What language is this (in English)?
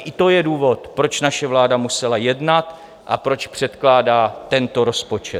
Czech